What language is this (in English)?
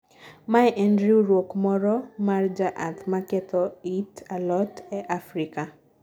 Luo (Kenya and Tanzania)